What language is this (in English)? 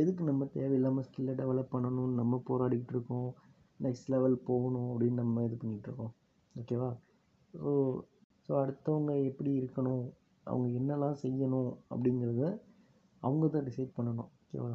Tamil